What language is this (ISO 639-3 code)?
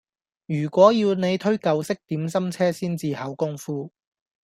yue